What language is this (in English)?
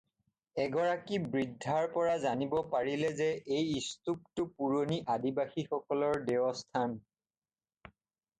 Assamese